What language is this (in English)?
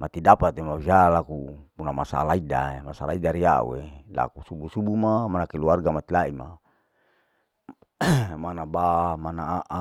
Larike-Wakasihu